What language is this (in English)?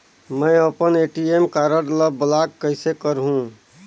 Chhattisgarhi